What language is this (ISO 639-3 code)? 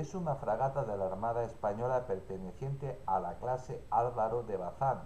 spa